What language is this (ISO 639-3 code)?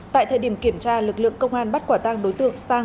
vie